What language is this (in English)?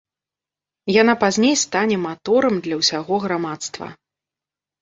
Belarusian